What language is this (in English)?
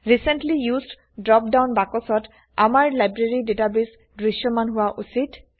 Assamese